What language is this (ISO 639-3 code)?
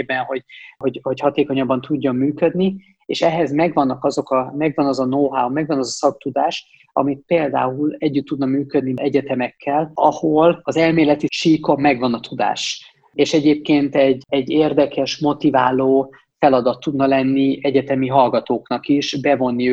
hun